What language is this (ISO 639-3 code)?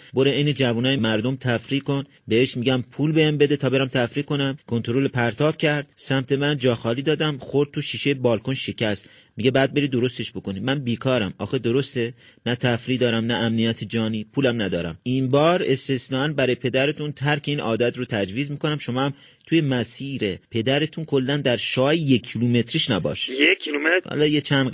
fas